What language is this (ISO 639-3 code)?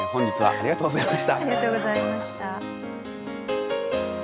jpn